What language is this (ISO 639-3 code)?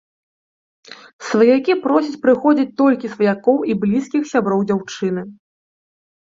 bel